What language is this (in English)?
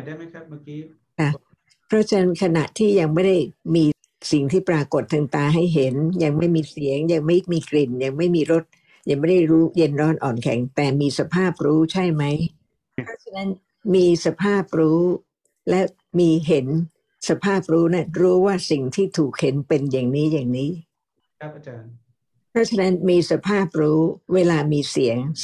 Thai